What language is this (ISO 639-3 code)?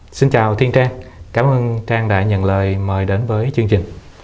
vie